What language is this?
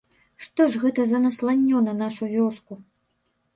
Belarusian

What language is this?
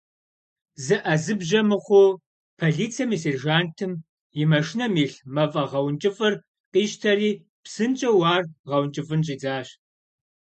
Kabardian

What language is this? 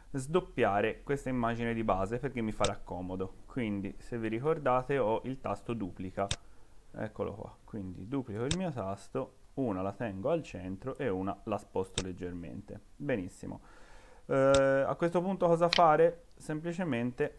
Italian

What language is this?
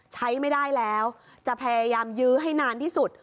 Thai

